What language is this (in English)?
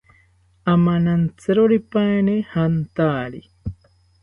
South Ucayali Ashéninka